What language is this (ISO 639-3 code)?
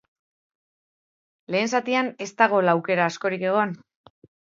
eus